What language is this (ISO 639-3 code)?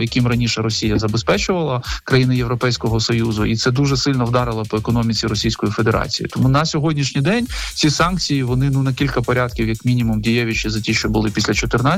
ukr